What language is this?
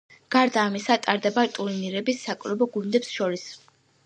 Georgian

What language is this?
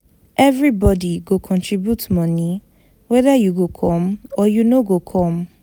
Nigerian Pidgin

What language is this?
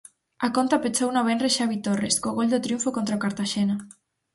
Galician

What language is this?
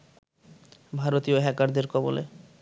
Bangla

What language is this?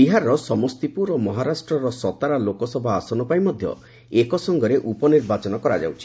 Odia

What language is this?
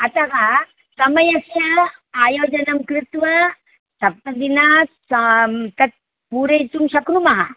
Sanskrit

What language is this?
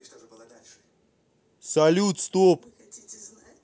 Russian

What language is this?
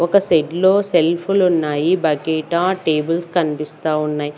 Telugu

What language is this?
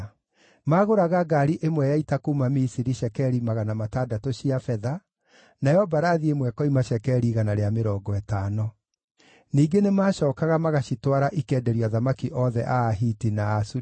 Kikuyu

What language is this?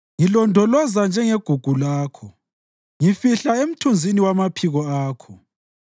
North Ndebele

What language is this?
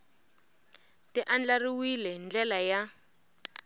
Tsonga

